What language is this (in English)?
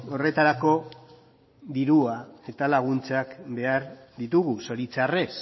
Basque